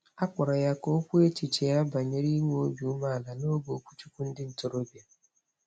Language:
Igbo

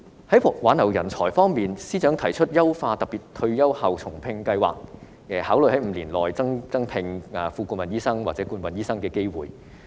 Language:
Cantonese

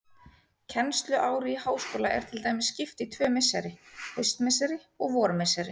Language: Icelandic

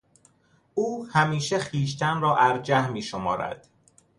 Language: Persian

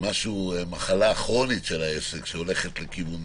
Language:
Hebrew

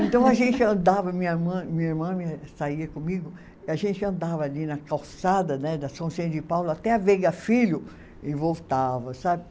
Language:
Portuguese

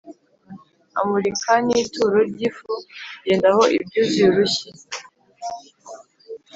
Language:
Kinyarwanda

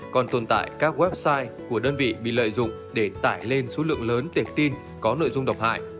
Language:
Vietnamese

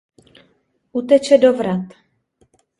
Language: Czech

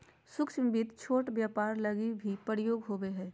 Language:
Magahi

